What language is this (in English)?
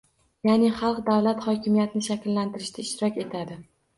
Uzbek